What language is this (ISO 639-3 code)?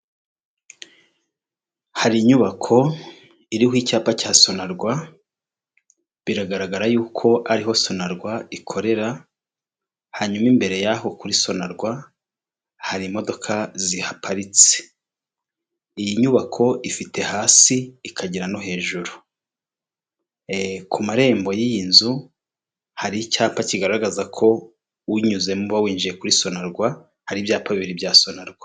kin